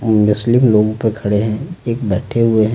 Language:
Hindi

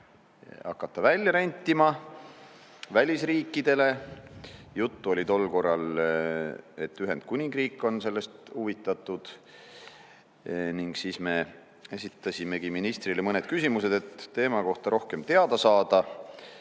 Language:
Estonian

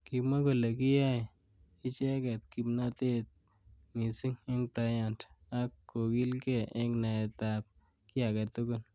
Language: Kalenjin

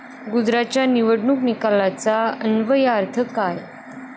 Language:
Marathi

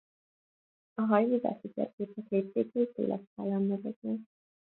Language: Hungarian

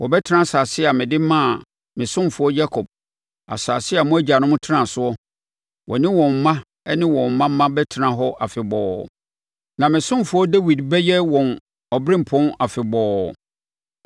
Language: Akan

